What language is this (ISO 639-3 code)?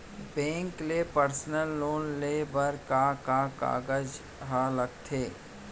hne